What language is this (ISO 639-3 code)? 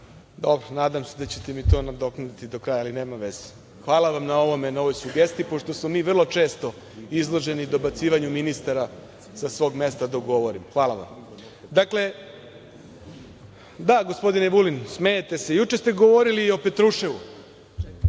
srp